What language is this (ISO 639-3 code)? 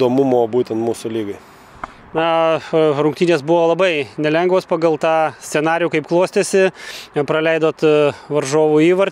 lit